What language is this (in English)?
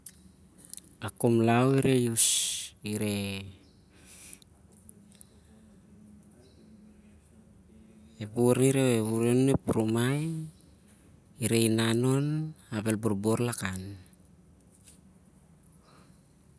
Siar-Lak